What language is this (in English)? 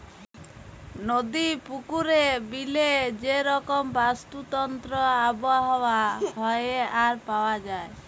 Bangla